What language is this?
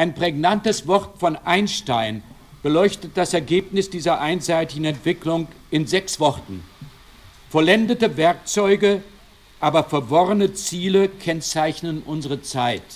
German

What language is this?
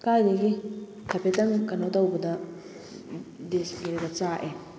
Manipuri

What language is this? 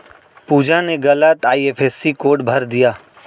Hindi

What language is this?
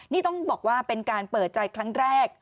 Thai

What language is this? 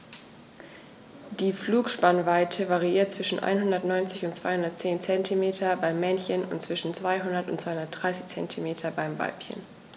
German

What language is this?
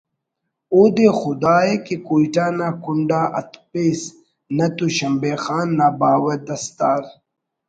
Brahui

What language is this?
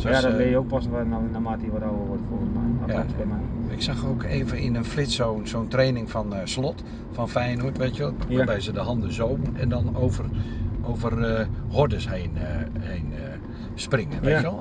Dutch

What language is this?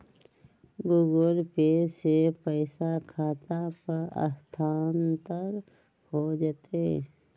Magahi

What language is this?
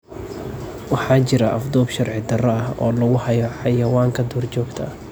Somali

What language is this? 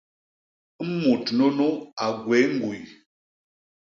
Basaa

